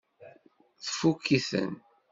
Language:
Kabyle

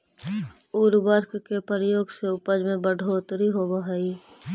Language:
Magahi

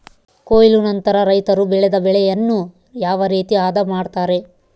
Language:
Kannada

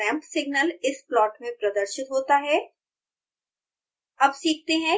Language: Hindi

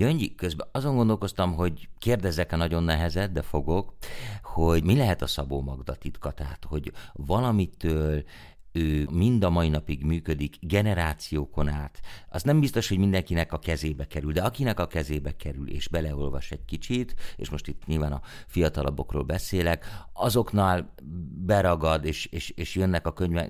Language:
Hungarian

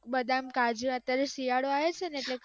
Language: Gujarati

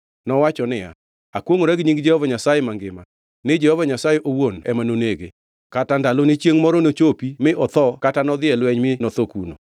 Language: Luo (Kenya and Tanzania)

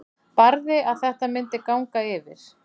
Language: Icelandic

